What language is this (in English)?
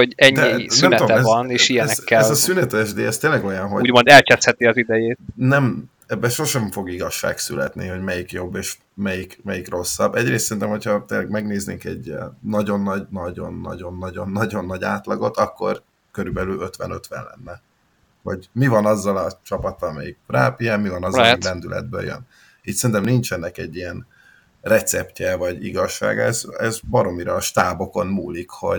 Hungarian